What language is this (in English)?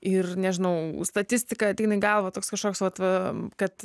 Lithuanian